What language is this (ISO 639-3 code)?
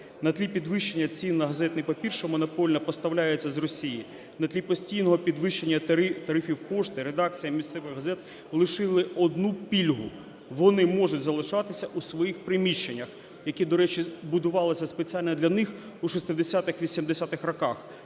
ukr